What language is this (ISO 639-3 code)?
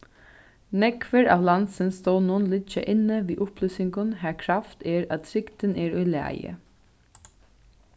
fao